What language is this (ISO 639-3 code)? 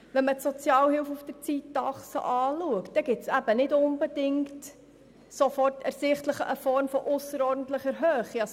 gsw